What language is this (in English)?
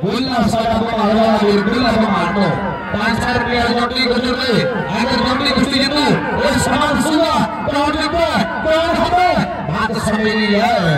Punjabi